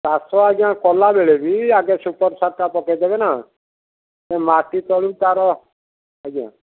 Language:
Odia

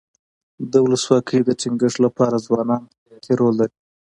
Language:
Pashto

